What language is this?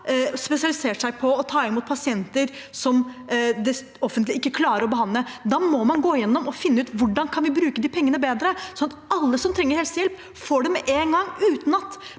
Norwegian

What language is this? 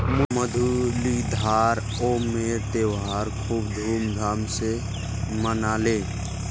Magahi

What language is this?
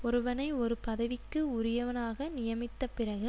Tamil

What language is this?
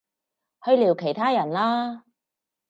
Cantonese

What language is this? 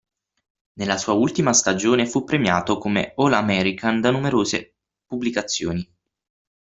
Italian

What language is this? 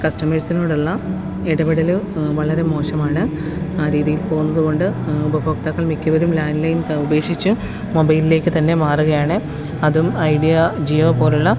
Malayalam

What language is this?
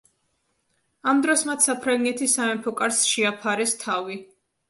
Georgian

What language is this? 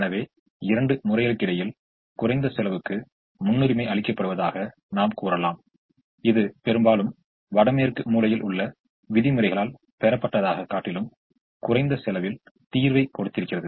Tamil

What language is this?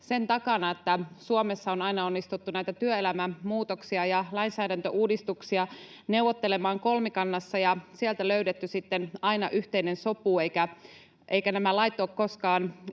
Finnish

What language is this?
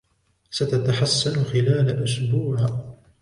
Arabic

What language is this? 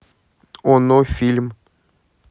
Russian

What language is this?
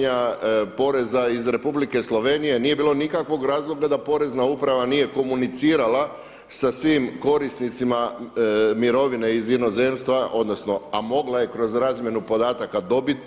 Croatian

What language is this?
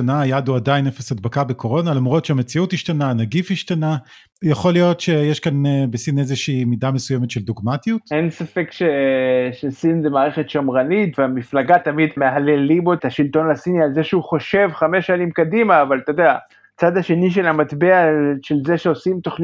Hebrew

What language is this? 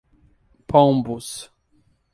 Portuguese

